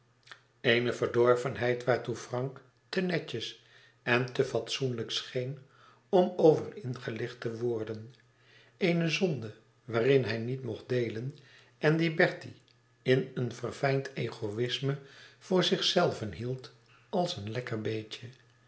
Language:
Dutch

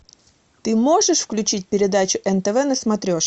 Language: Russian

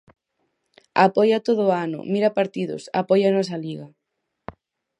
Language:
Galician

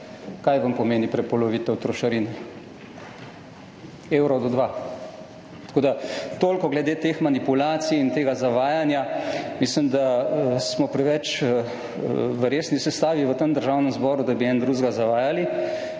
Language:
Slovenian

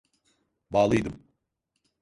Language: Turkish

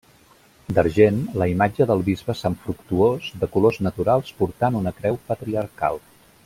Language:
Catalan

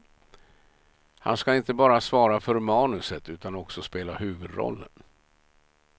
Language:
Swedish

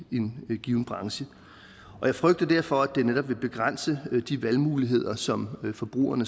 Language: Danish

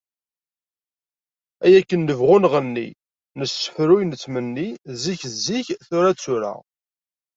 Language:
Kabyle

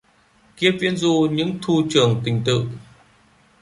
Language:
Vietnamese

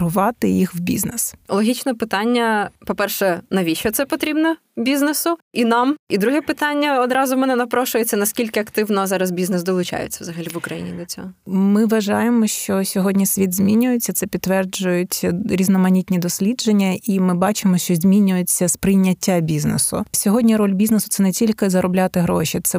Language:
Ukrainian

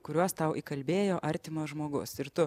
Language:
Lithuanian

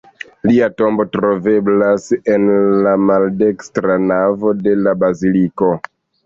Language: Esperanto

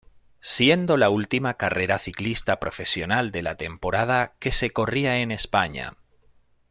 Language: Spanish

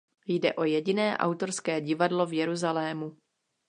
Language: Czech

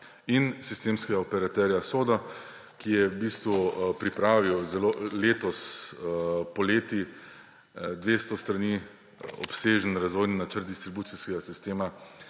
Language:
Slovenian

